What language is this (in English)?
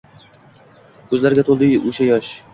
Uzbek